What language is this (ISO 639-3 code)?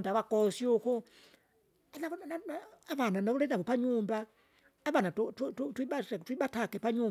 zga